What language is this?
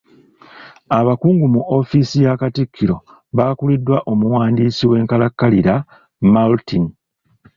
Ganda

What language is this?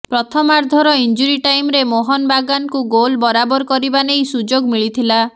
Odia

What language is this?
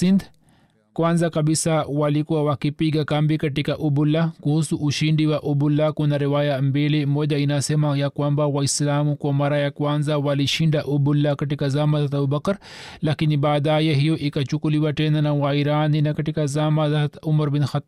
Swahili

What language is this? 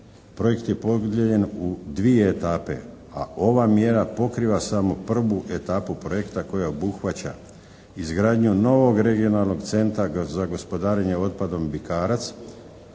Croatian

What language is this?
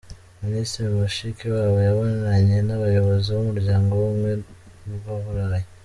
Kinyarwanda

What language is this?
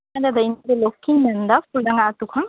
Santali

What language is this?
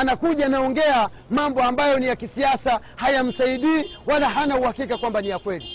Swahili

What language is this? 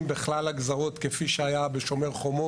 Hebrew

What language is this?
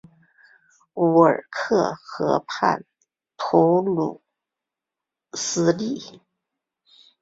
Chinese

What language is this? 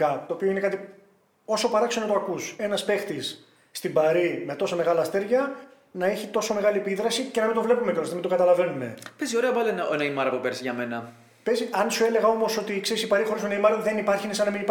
Greek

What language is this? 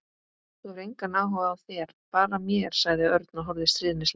Icelandic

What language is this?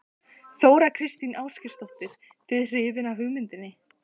Icelandic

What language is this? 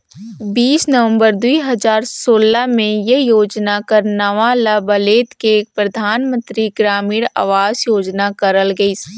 Chhattisgarhi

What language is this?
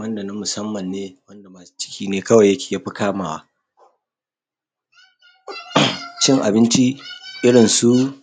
Hausa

